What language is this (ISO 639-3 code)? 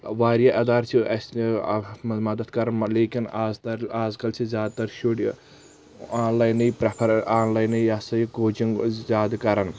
kas